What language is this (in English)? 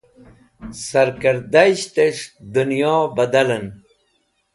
Wakhi